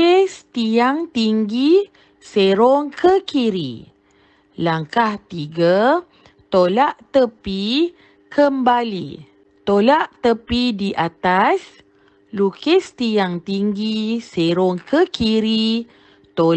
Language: Malay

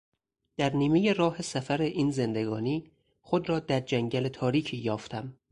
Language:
Persian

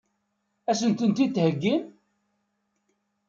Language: Kabyle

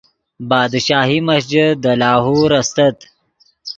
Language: Yidgha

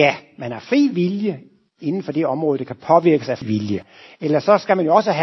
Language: Danish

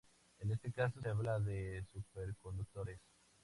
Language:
Spanish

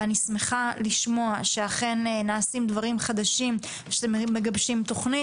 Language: Hebrew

